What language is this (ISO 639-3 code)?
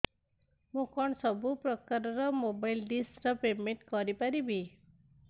ori